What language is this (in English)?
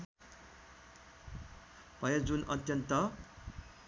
Nepali